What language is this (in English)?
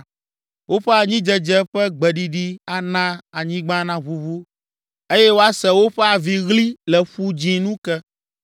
Ewe